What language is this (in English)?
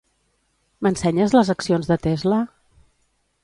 Catalan